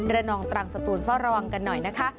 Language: Thai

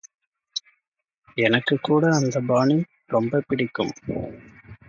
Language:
Tamil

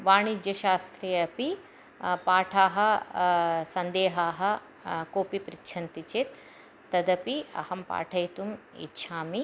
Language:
Sanskrit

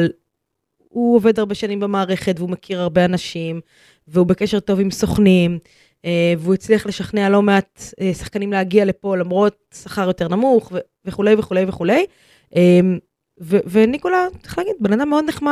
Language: Hebrew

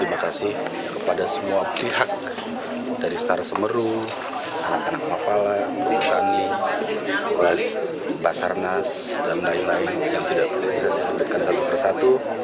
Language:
Indonesian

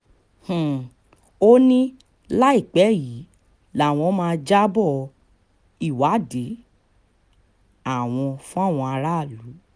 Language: Yoruba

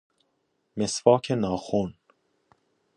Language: Persian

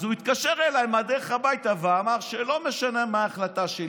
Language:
Hebrew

